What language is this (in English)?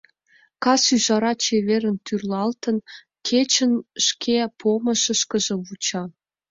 Mari